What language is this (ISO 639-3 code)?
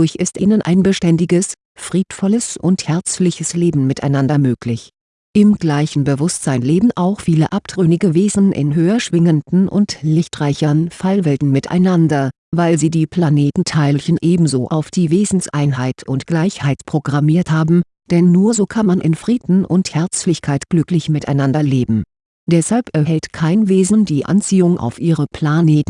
deu